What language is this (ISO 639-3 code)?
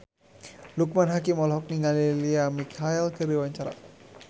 sun